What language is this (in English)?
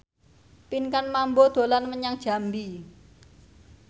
Javanese